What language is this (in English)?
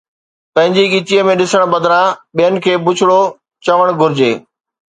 Sindhi